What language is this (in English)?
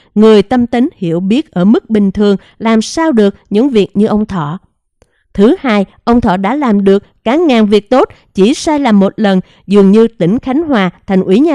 Vietnamese